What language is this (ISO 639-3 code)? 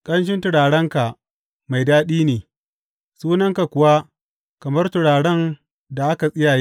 hau